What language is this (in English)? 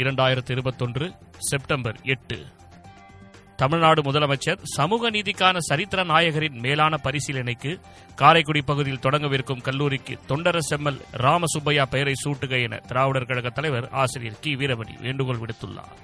Tamil